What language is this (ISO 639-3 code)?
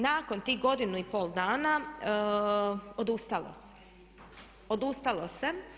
hrv